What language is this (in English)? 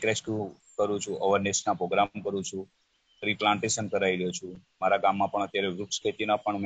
Gujarati